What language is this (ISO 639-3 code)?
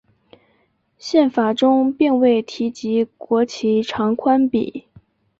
zho